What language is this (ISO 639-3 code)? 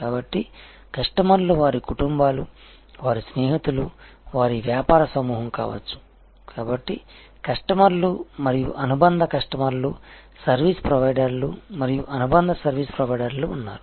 tel